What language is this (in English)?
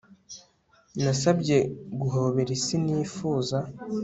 Kinyarwanda